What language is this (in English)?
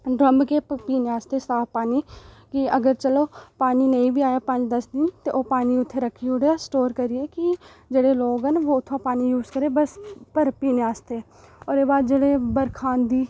Dogri